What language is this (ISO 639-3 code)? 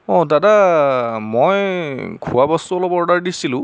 asm